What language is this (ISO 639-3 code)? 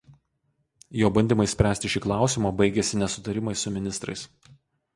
lit